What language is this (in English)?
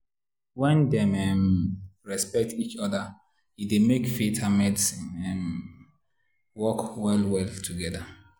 Nigerian Pidgin